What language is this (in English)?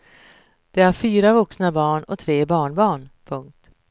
Swedish